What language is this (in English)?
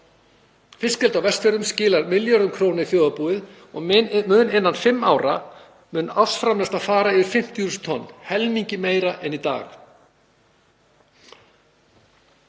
Icelandic